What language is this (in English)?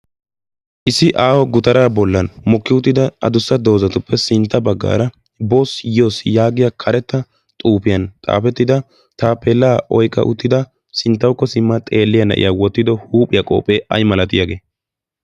Wolaytta